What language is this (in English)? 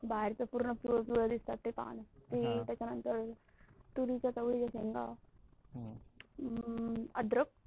Marathi